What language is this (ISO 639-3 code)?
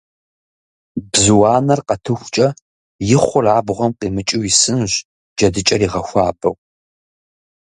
kbd